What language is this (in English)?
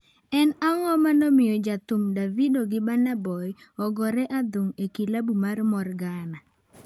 Luo (Kenya and Tanzania)